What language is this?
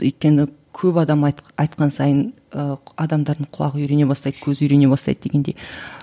Kazakh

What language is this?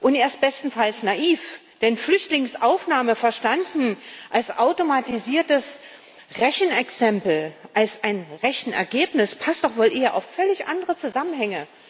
German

